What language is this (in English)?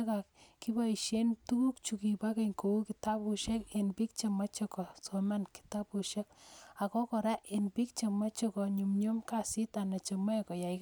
Kalenjin